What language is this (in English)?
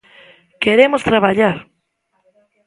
Galician